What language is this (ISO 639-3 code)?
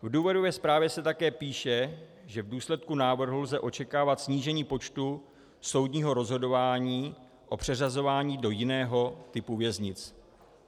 ces